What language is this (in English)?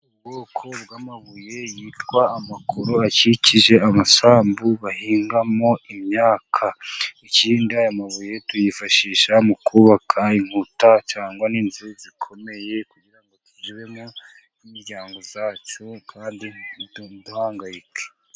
Kinyarwanda